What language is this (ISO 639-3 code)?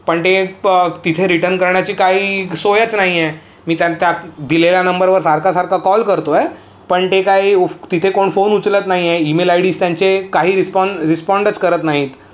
mar